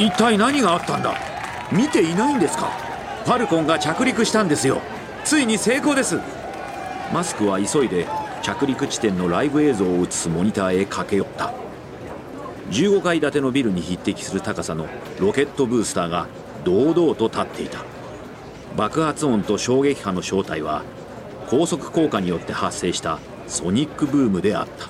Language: Japanese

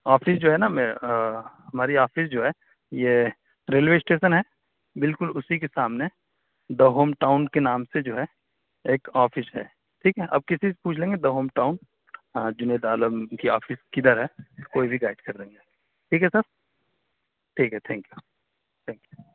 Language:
Urdu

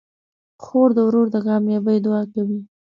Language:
Pashto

